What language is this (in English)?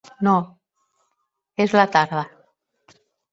Catalan